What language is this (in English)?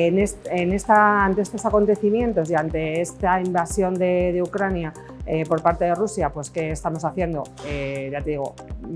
Spanish